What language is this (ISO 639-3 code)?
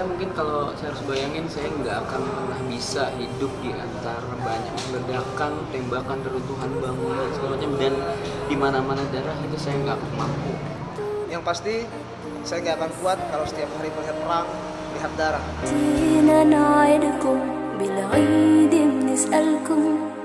msa